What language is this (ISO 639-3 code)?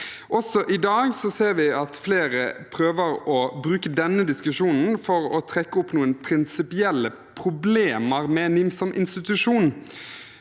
nor